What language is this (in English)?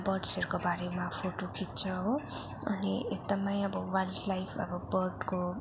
Nepali